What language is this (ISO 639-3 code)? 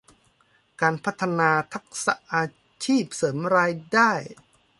tha